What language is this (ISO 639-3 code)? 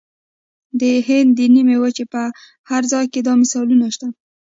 pus